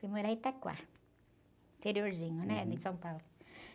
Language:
Portuguese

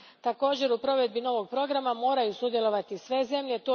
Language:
Croatian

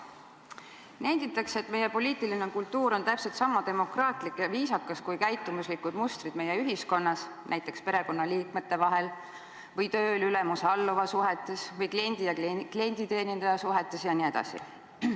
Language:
Estonian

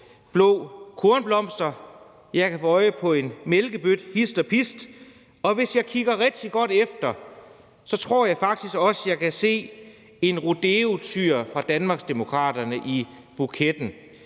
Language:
Danish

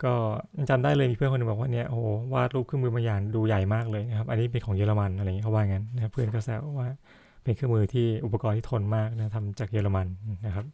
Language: Thai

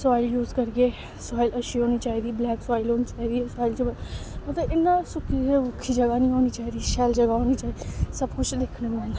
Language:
Dogri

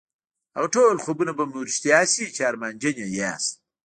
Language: Pashto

